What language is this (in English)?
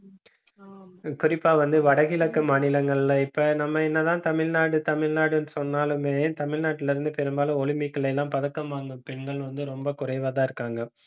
Tamil